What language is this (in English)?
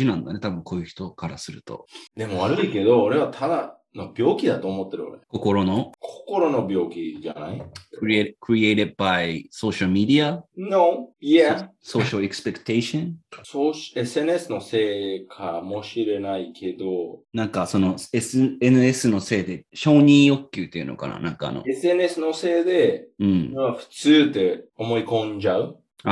Japanese